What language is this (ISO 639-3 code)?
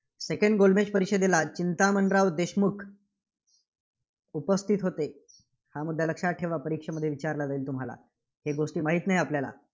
mar